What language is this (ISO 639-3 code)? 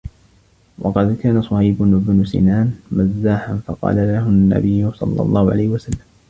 ara